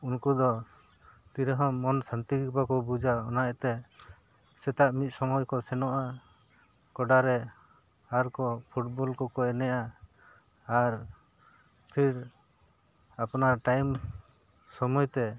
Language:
Santali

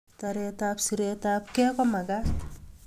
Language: Kalenjin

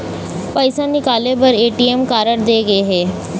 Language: Chhattisgarhi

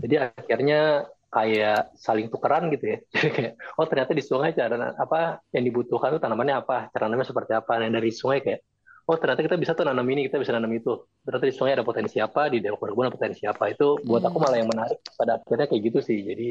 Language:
Indonesian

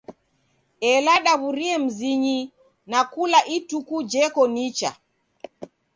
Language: Taita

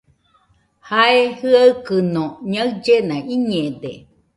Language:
Nüpode Huitoto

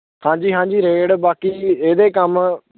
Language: Punjabi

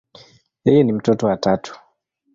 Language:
Swahili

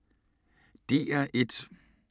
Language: Danish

